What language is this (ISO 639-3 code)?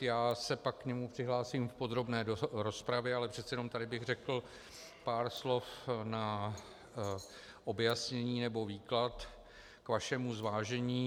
ces